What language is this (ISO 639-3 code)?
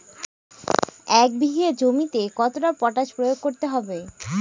ben